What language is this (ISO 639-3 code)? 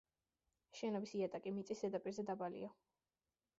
kat